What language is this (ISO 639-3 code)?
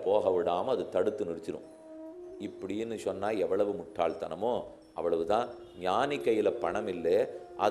ron